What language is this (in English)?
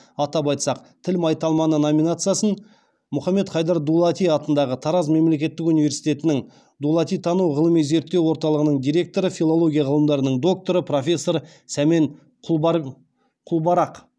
Kazakh